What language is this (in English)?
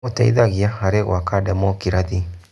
Kikuyu